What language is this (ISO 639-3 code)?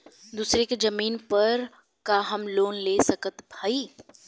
bho